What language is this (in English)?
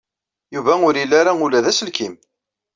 Kabyle